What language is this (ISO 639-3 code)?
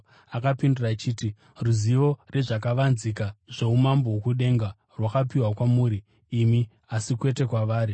sna